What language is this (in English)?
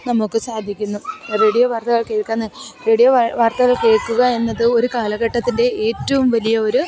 Malayalam